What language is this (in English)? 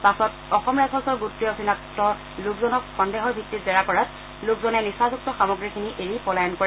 Assamese